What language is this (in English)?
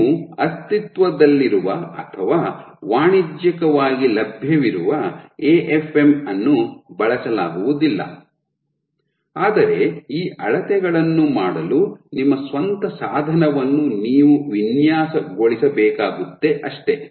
Kannada